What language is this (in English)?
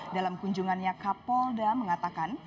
Indonesian